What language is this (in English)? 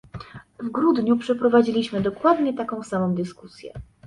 Polish